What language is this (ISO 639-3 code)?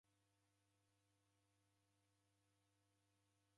dav